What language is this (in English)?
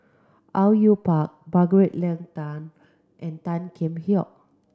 English